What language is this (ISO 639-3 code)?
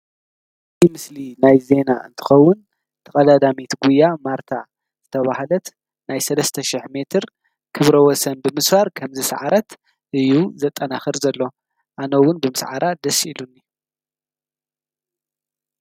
tir